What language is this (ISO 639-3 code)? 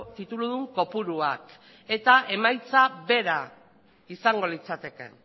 eus